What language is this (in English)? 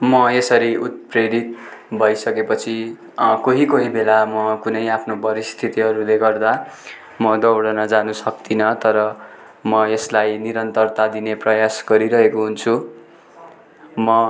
Nepali